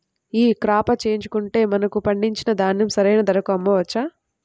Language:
Telugu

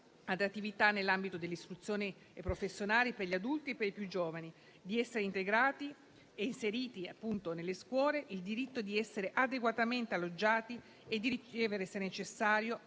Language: Italian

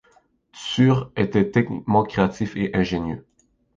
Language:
French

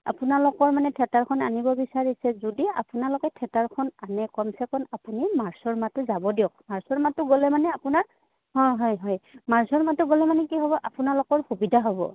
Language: Assamese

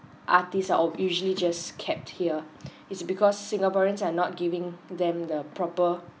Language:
English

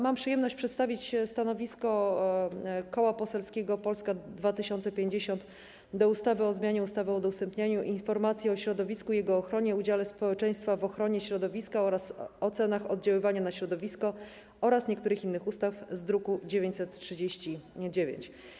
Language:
Polish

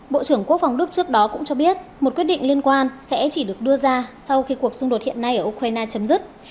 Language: Vietnamese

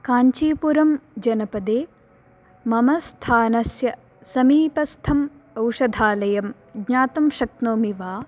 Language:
Sanskrit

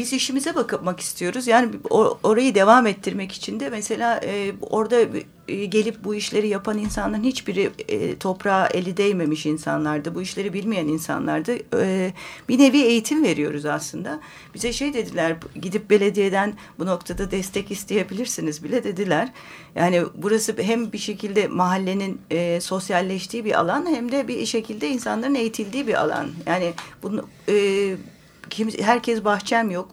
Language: Turkish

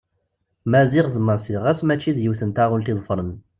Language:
Kabyle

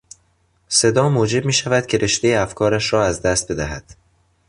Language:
Persian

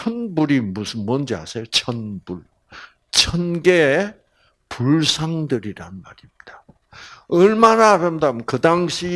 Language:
Korean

